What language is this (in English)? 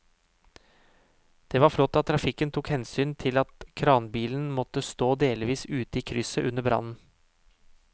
Norwegian